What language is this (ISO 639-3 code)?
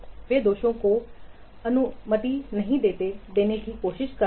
hin